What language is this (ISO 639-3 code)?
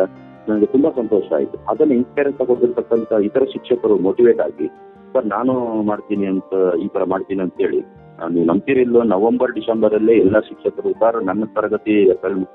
kan